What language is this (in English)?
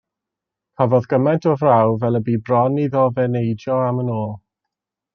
Welsh